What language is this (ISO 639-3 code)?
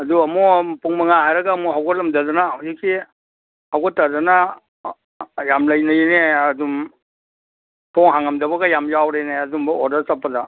mni